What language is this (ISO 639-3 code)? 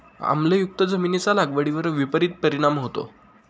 mar